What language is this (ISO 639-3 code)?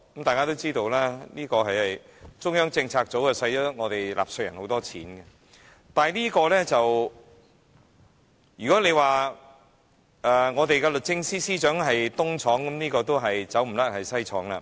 yue